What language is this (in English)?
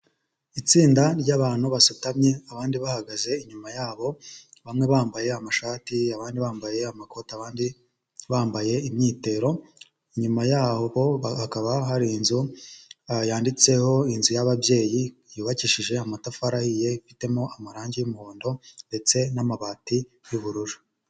Kinyarwanda